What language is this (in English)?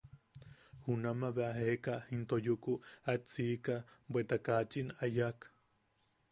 Yaqui